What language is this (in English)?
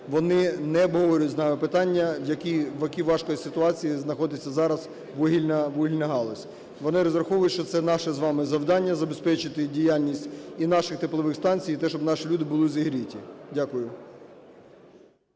Ukrainian